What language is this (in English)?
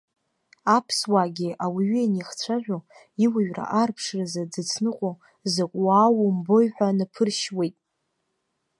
Abkhazian